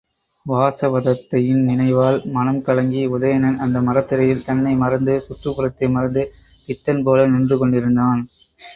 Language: Tamil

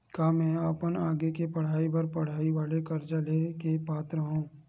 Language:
Chhattisgarhi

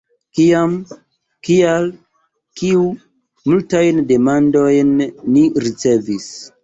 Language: Esperanto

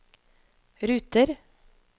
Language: Norwegian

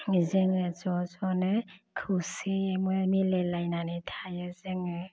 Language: Bodo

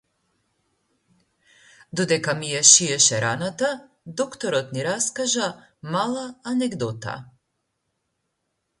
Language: Macedonian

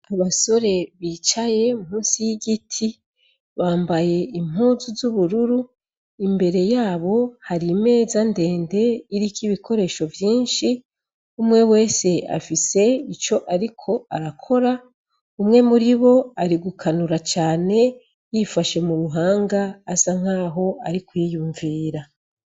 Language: Rundi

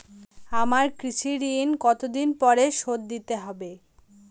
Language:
Bangla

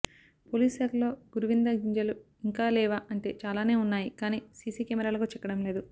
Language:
Telugu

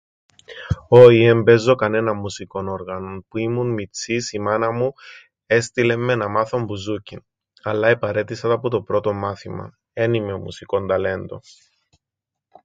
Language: Greek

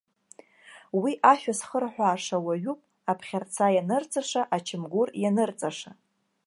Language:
Abkhazian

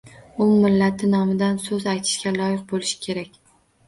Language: Uzbek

